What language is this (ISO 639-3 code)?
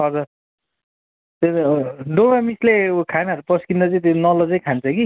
nep